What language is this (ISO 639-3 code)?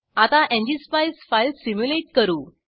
mar